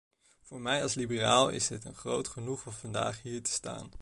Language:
Dutch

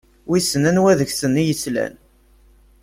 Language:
Kabyle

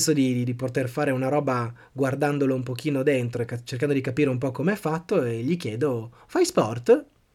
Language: Italian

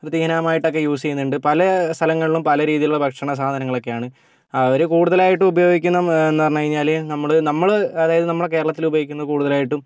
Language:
Malayalam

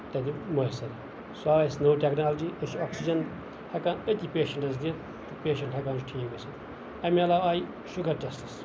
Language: Kashmiri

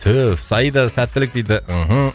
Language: Kazakh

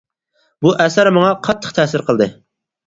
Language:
Uyghur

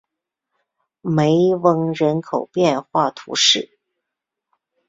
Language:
Chinese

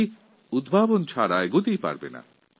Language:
Bangla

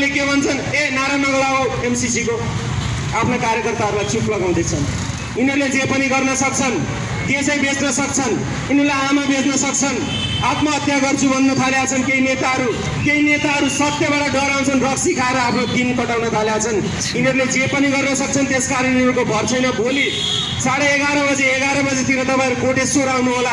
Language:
Nepali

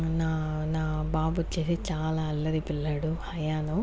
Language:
Telugu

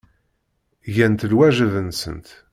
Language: Kabyle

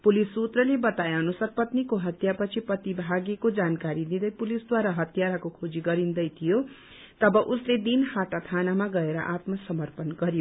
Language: Nepali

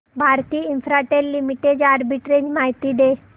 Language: Marathi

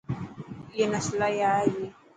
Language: Dhatki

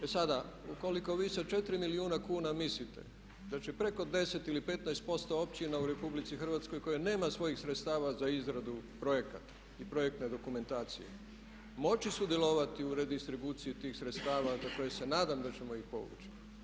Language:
Croatian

